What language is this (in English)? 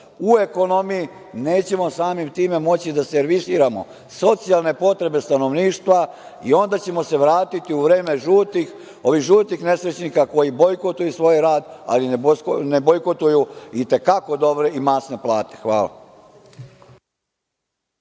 Serbian